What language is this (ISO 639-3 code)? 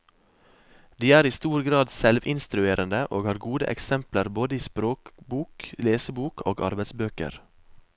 nor